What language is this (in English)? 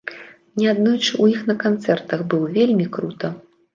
Belarusian